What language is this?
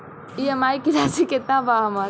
Bhojpuri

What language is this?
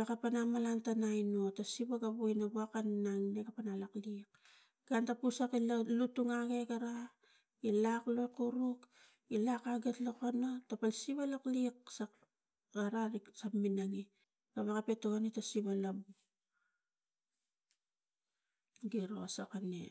Tigak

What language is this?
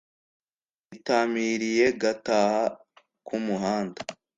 Kinyarwanda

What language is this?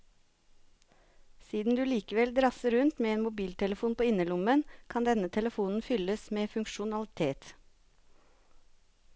Norwegian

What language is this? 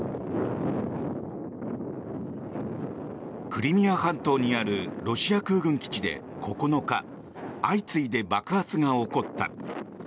Japanese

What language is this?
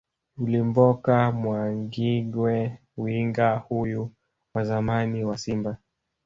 Swahili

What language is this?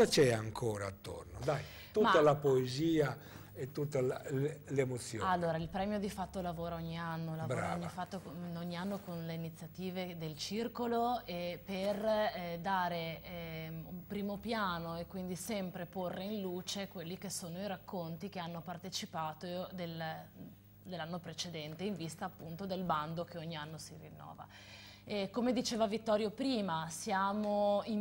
Italian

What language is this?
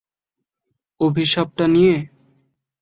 Bangla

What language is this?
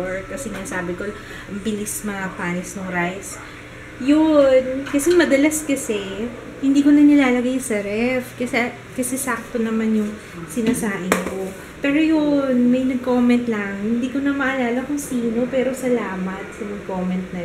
Filipino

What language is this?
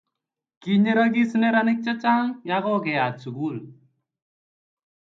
Kalenjin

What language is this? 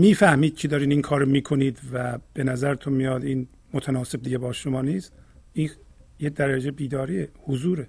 Persian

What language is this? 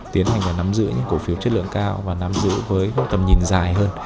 Vietnamese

